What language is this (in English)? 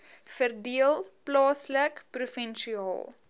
Afrikaans